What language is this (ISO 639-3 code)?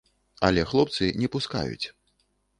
bel